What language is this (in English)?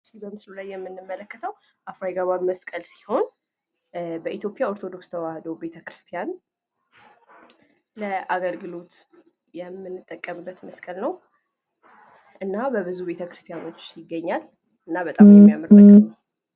Amharic